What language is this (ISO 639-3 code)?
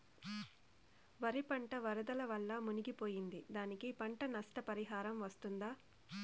tel